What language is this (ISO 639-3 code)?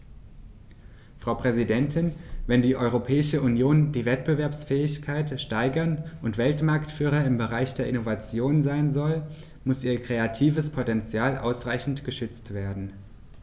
deu